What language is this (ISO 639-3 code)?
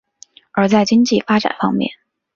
zho